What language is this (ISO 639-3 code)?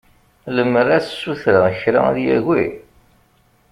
kab